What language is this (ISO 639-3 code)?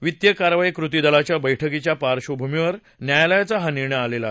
mar